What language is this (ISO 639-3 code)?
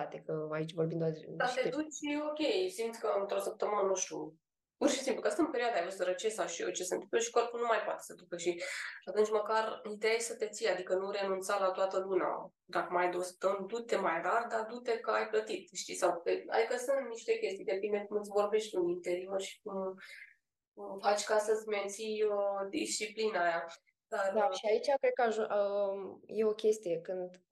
ron